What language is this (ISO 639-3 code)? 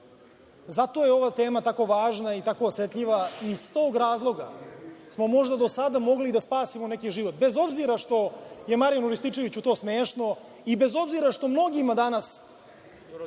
srp